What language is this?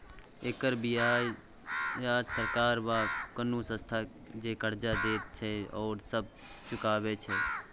Maithili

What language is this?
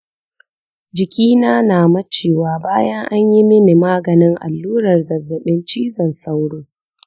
Hausa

